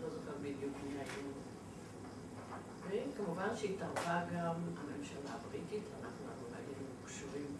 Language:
Hebrew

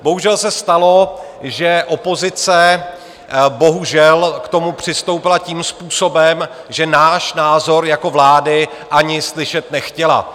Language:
Czech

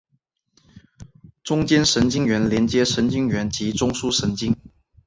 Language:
Chinese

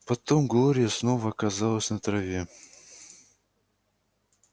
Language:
Russian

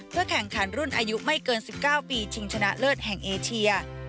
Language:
Thai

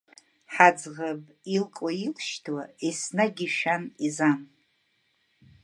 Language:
Abkhazian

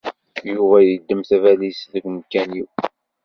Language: Kabyle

